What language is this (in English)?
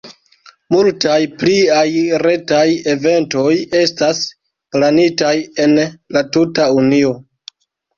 Esperanto